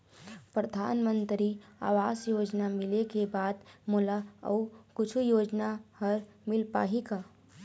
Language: Chhattisgarhi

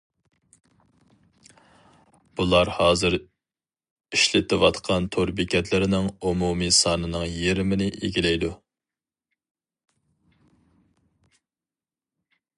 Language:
Uyghur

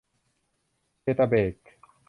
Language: Thai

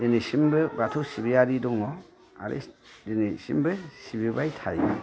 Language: Bodo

